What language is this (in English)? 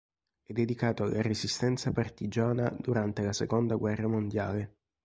Italian